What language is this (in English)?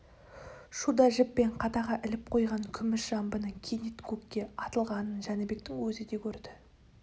Kazakh